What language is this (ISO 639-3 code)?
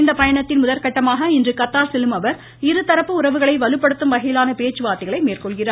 tam